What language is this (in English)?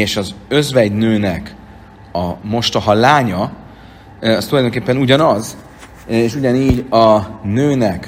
Hungarian